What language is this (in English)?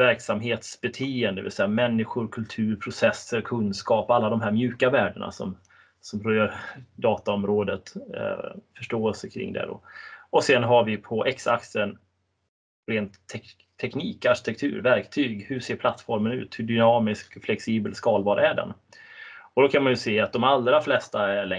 Swedish